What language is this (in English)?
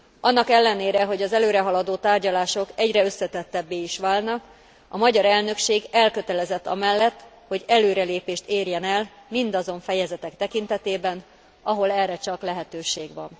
Hungarian